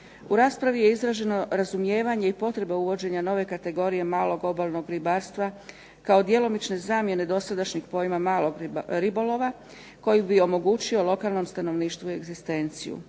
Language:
Croatian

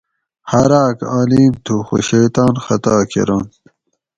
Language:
Gawri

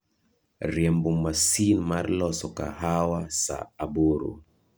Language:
Luo (Kenya and Tanzania)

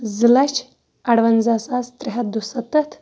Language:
Kashmiri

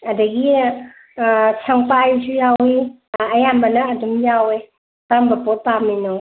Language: Manipuri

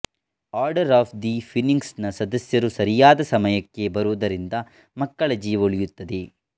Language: Kannada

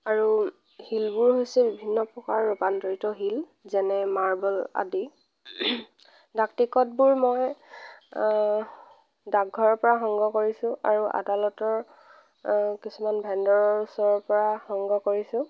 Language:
Assamese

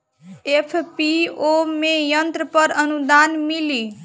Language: Bhojpuri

